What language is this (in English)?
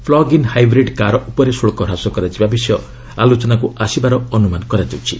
Odia